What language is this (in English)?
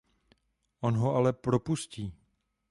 Czech